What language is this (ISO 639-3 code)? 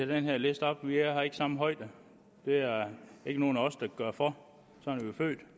dan